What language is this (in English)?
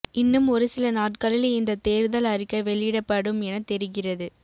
Tamil